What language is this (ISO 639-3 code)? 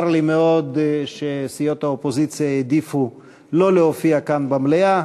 heb